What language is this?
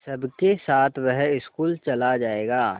Hindi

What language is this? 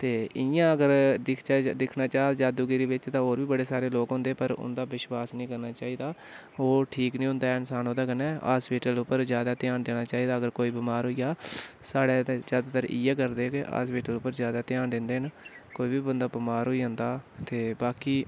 Dogri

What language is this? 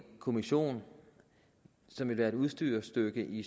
Danish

